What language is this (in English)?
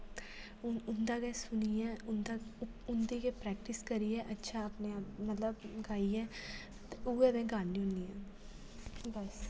Dogri